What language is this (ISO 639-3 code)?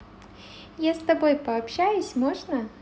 rus